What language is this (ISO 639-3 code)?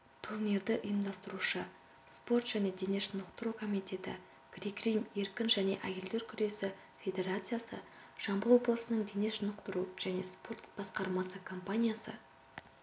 kaz